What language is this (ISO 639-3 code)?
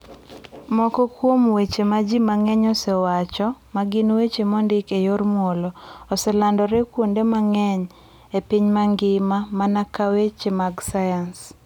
luo